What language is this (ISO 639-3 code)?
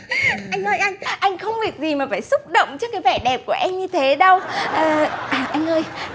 vie